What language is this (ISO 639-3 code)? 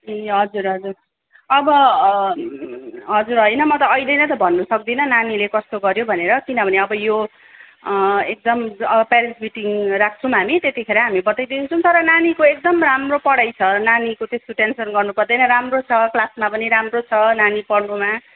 nep